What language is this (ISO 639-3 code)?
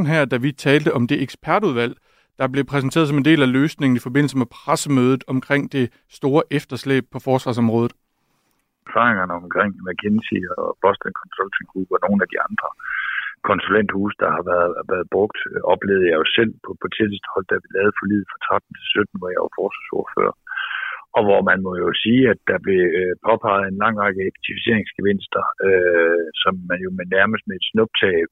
dan